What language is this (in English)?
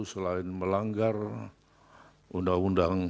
Indonesian